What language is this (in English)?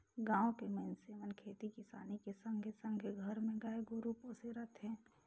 Chhattisgarhi